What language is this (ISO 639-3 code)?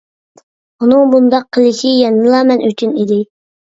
uig